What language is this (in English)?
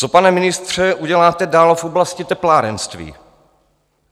Czech